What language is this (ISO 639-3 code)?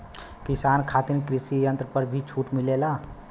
bho